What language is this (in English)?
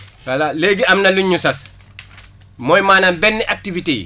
Wolof